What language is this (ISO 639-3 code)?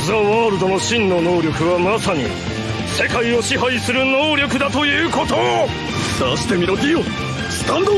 jpn